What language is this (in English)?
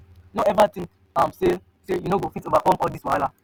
Nigerian Pidgin